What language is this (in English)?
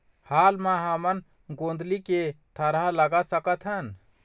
Chhattisgarhi